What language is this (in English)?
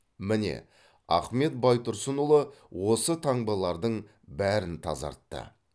Kazakh